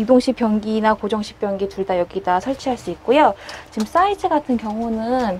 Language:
Korean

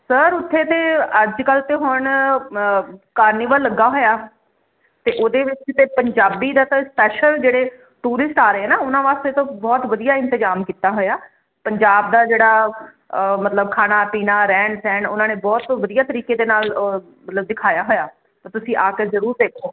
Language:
Punjabi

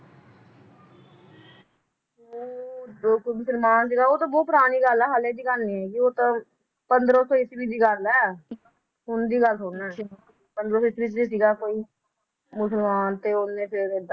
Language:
Punjabi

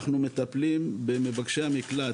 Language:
Hebrew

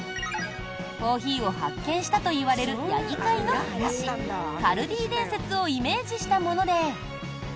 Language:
Japanese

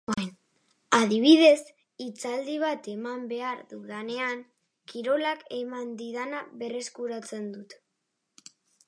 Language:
Basque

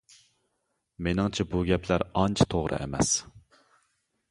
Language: Uyghur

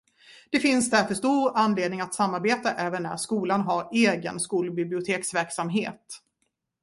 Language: Swedish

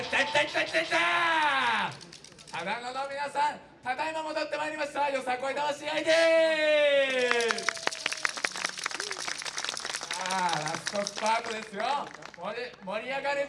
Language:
Japanese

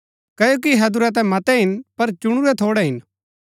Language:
Gaddi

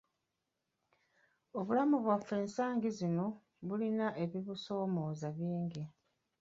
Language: Ganda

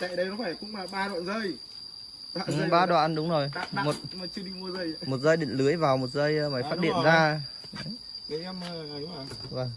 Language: Vietnamese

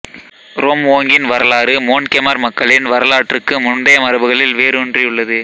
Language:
Tamil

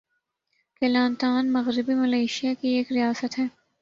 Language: Urdu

